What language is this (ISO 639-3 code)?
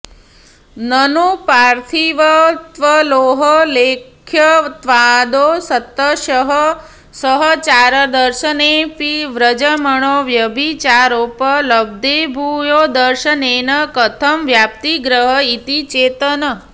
san